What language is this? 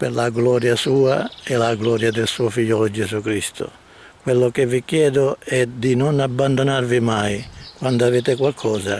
Italian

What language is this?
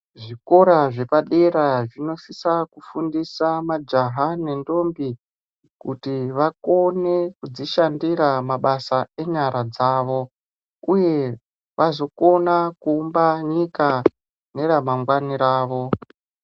Ndau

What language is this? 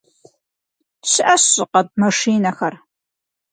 Kabardian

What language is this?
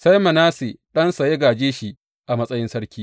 Hausa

